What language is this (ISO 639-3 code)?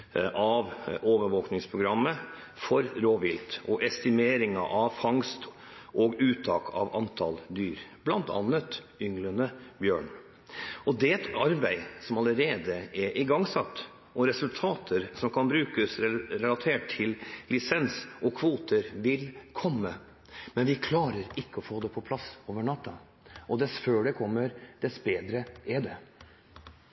nob